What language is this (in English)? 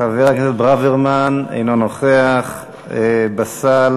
Hebrew